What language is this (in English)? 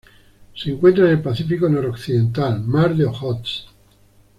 Spanish